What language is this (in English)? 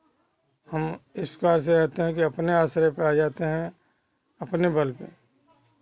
Hindi